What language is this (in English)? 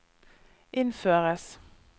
Norwegian